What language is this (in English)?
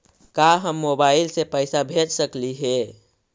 Magahi